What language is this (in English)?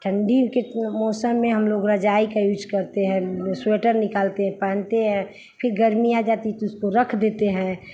Hindi